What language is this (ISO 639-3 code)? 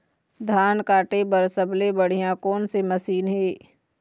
hne